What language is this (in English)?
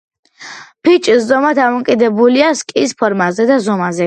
Georgian